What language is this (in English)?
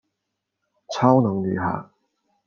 Chinese